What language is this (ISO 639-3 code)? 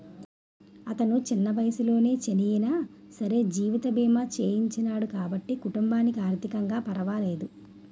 tel